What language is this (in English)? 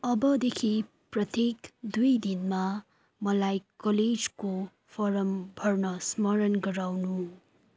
Nepali